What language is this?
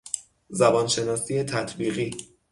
Persian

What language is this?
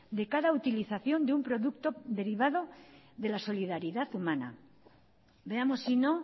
Spanish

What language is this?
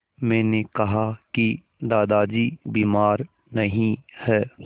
Hindi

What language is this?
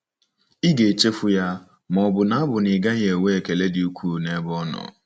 Igbo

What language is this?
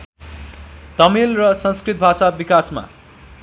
Nepali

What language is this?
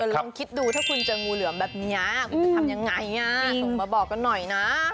Thai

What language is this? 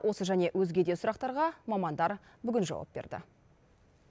Kazakh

